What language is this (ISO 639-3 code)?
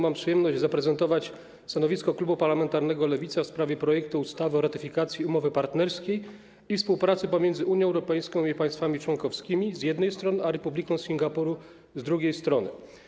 pol